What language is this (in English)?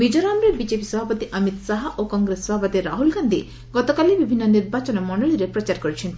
Odia